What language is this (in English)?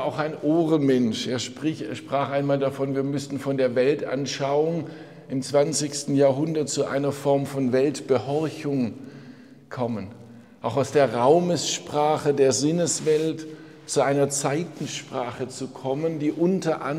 German